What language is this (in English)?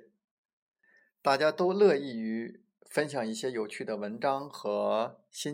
Chinese